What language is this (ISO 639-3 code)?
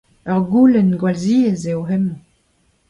bre